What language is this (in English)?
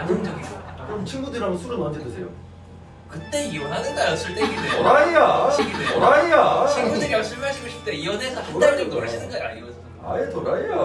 Korean